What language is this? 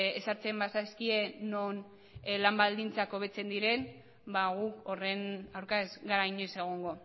Basque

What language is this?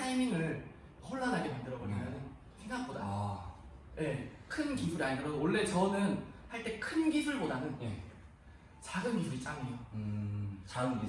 Korean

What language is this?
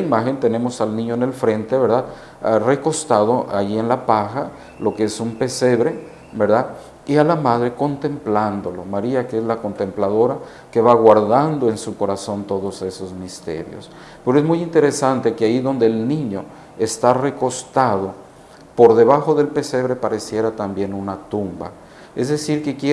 Spanish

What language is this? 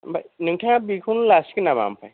Bodo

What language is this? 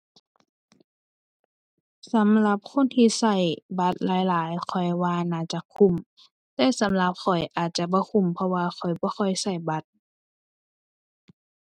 Thai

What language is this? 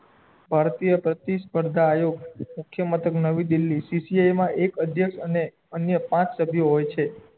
Gujarati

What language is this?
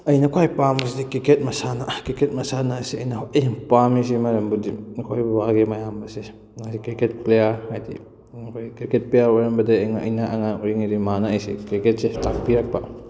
Manipuri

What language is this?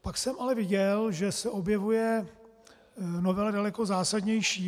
Czech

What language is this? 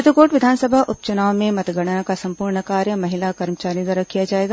Hindi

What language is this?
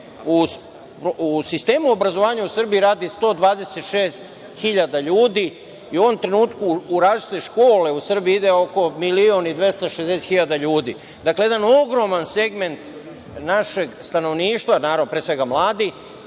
Serbian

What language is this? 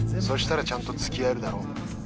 Japanese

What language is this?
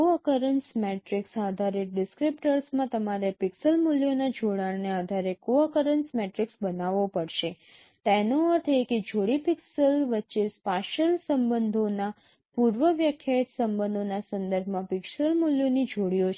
Gujarati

